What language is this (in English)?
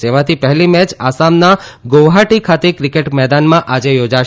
Gujarati